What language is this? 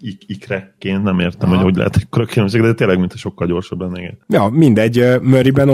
Hungarian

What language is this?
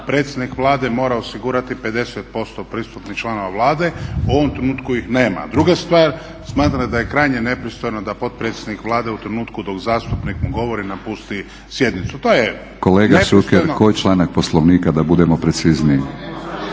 Croatian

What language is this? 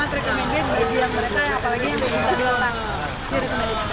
Indonesian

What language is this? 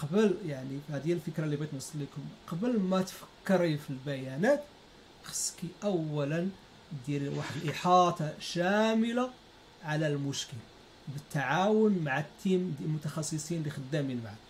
Arabic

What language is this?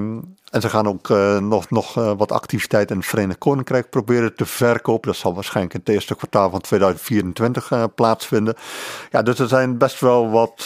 Dutch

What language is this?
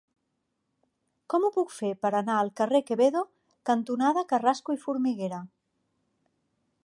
Catalan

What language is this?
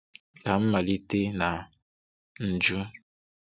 Igbo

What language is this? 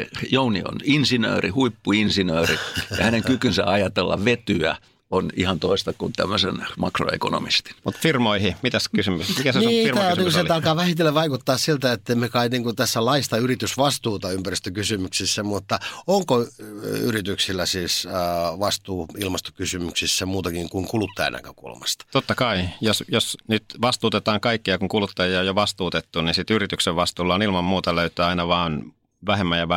Finnish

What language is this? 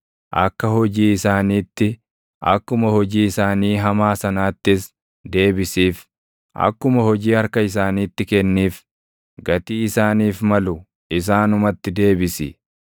Oromo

